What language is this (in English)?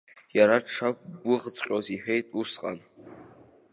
Abkhazian